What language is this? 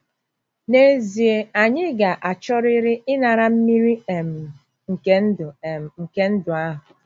Igbo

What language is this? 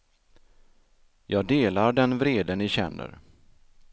Swedish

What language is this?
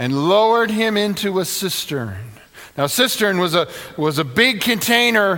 English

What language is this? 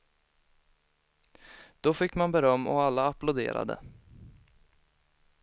Swedish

